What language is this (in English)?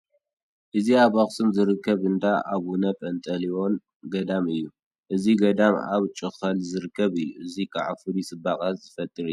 Tigrinya